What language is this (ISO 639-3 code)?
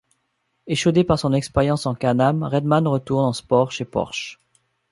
fra